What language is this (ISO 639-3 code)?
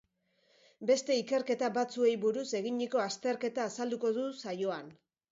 eus